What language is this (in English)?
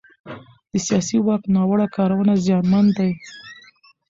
Pashto